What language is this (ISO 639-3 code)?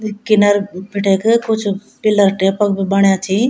gbm